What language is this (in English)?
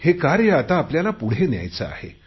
Marathi